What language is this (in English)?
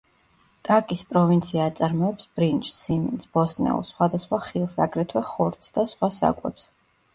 Georgian